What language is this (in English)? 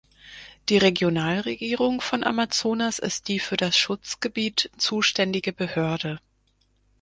German